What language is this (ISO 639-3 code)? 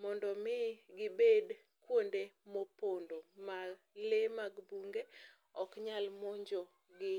luo